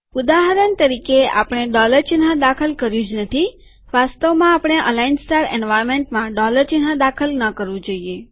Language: Gujarati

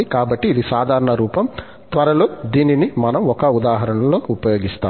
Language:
Telugu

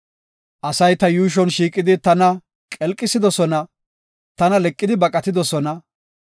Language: Gofa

